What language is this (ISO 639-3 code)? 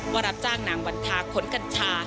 tha